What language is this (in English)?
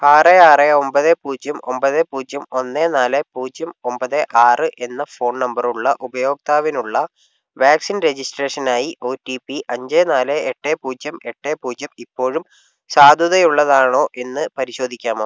Malayalam